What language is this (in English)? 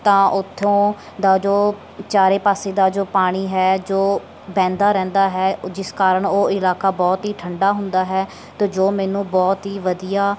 Punjabi